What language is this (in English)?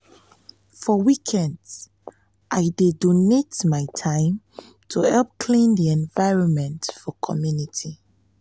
Nigerian Pidgin